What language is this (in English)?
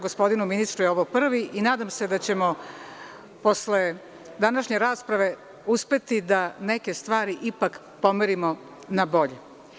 Serbian